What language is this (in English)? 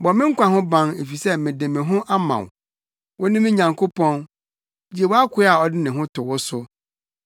Akan